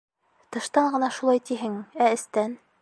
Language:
Bashkir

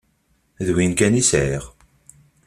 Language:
Kabyle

